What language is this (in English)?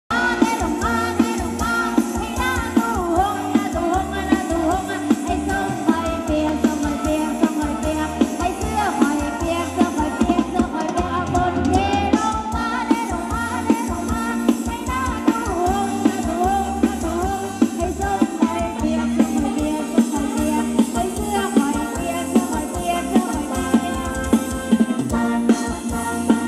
Thai